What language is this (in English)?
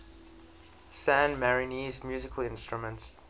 English